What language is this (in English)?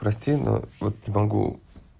Russian